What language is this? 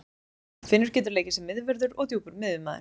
Icelandic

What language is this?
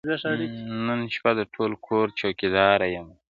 Pashto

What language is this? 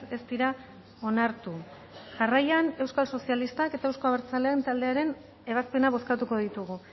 Basque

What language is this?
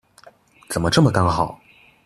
Chinese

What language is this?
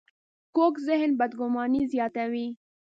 Pashto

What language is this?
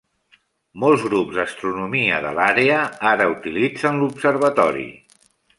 Catalan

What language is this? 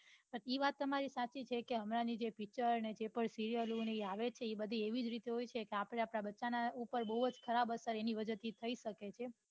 Gujarati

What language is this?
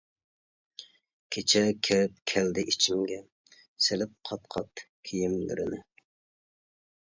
Uyghur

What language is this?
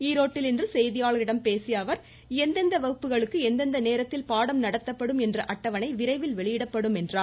Tamil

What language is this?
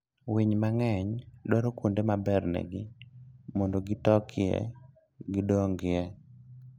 Luo (Kenya and Tanzania)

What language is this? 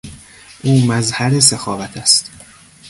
Persian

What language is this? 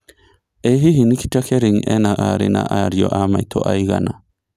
Kikuyu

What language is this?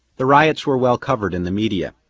English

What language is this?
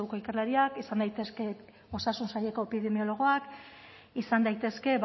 Basque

